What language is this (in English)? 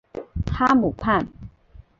Chinese